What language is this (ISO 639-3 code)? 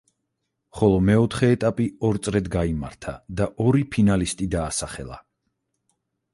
kat